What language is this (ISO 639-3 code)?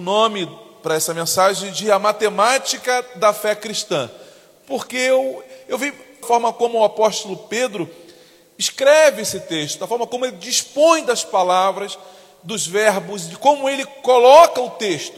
por